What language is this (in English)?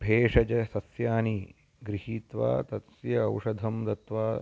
Sanskrit